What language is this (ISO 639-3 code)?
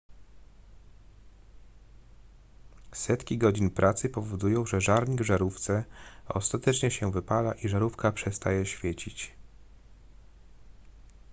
pol